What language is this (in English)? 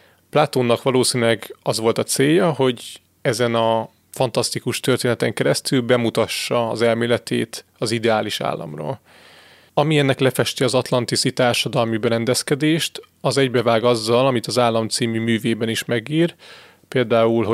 Hungarian